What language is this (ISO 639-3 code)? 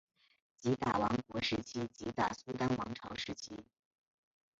zho